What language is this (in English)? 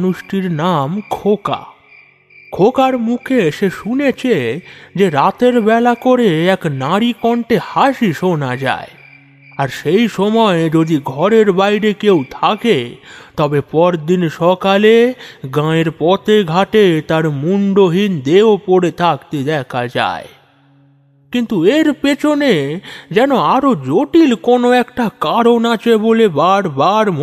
Bangla